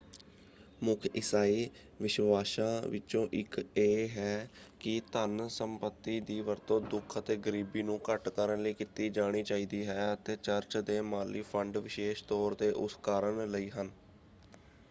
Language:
Punjabi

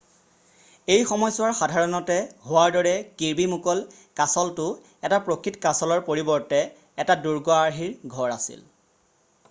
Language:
Assamese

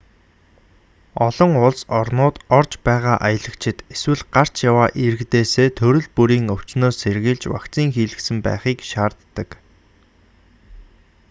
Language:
Mongolian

